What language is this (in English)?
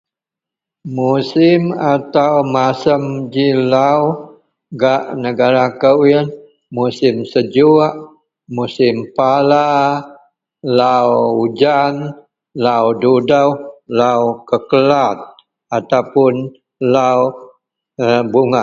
Central Melanau